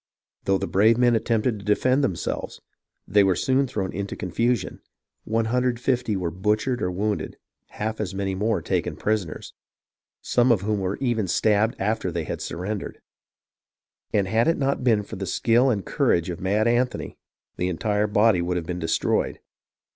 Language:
English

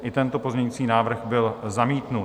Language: Czech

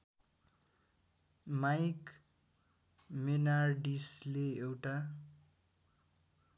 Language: Nepali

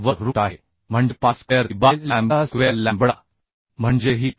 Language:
Marathi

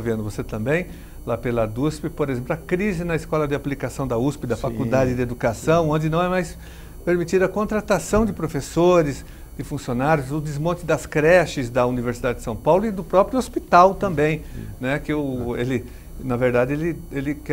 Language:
Portuguese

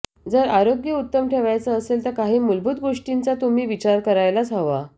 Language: Marathi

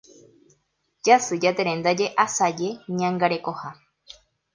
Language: Guarani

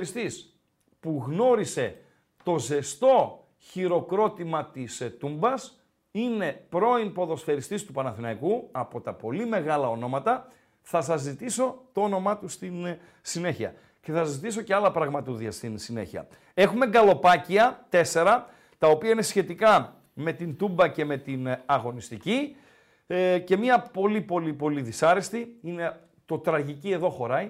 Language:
Greek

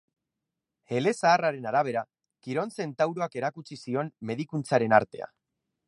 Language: Basque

